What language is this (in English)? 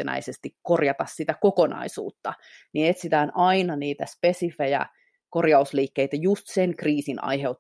Finnish